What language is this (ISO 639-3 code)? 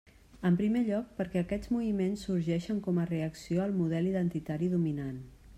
cat